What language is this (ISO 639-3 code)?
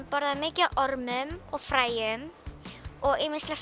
isl